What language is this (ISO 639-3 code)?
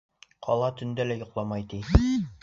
bak